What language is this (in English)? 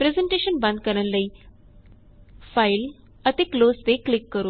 Punjabi